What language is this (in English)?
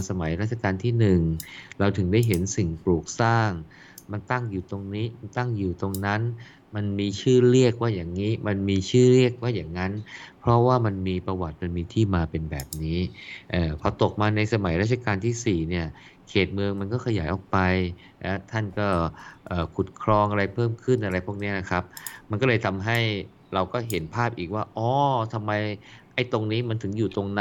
Thai